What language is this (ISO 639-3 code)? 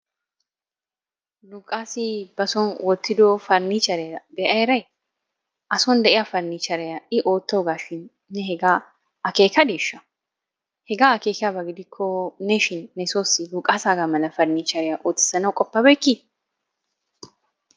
wal